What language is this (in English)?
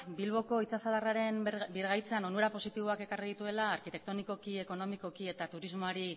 Basque